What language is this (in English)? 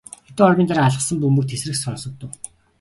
Mongolian